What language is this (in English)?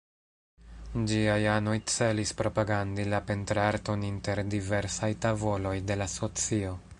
Esperanto